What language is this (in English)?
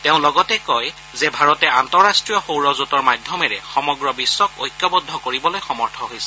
Assamese